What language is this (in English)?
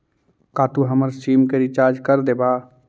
Magahi